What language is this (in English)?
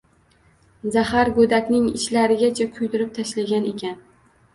Uzbek